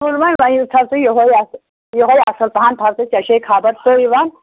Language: Kashmiri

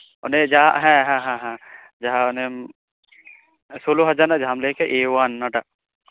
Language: Santali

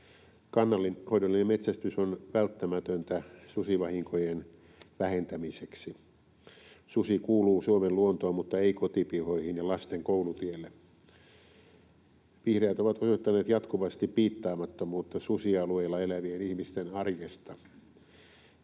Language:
Finnish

